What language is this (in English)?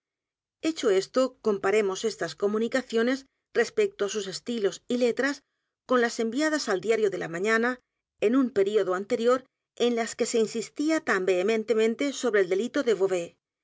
Spanish